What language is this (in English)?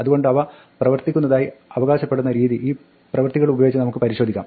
Malayalam